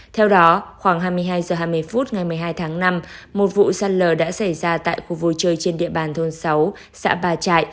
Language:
Vietnamese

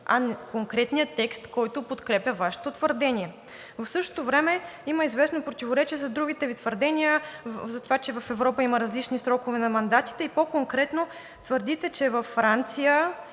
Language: Bulgarian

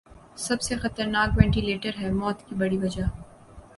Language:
Urdu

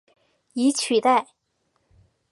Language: Chinese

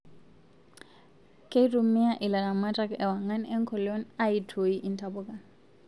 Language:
Masai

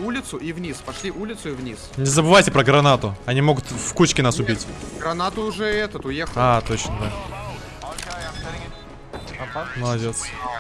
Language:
Russian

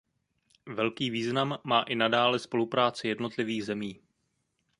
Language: Czech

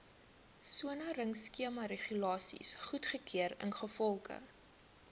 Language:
Afrikaans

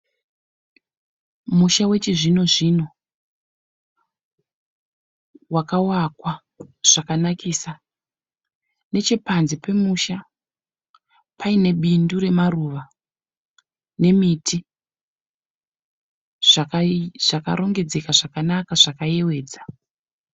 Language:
Shona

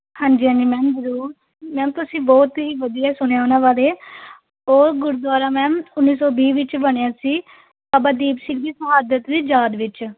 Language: Punjabi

